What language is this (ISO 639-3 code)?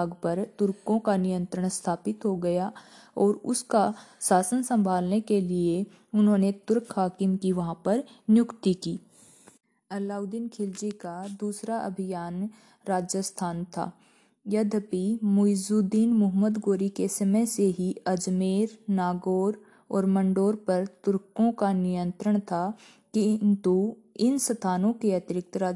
hin